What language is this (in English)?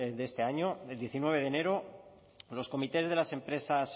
Spanish